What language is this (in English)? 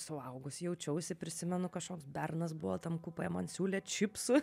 Lithuanian